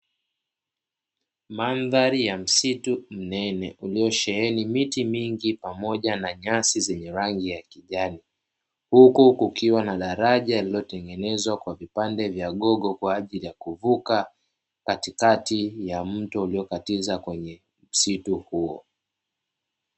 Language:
Swahili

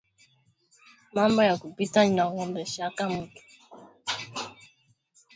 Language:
Swahili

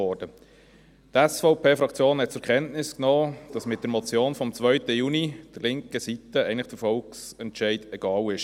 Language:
Swiss German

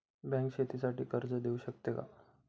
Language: Marathi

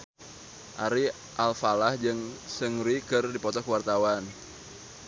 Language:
Sundanese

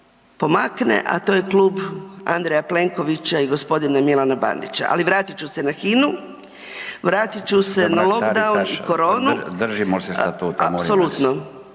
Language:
Croatian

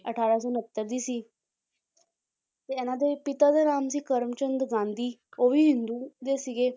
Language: Punjabi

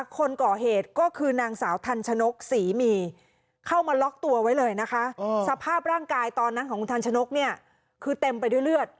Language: Thai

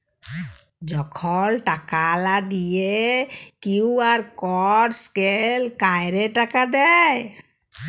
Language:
Bangla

